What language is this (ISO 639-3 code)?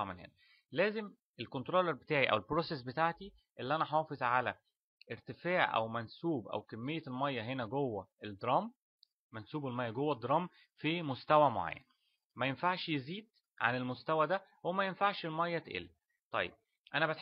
ara